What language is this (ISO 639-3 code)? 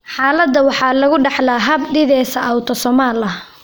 som